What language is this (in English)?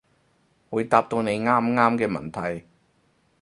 Cantonese